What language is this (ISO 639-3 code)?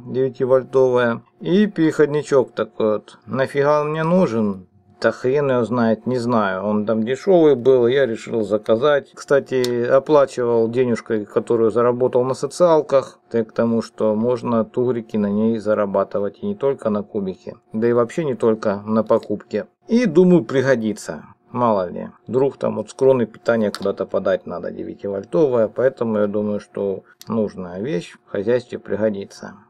rus